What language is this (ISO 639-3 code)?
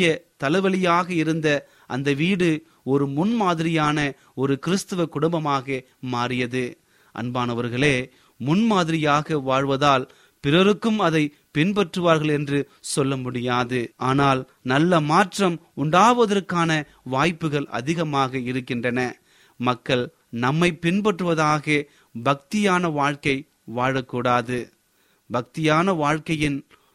tam